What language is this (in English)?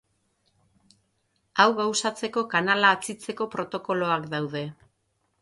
Basque